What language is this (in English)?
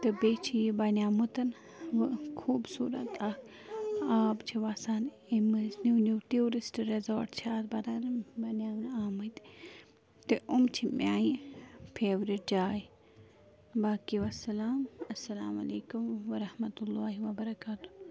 Kashmiri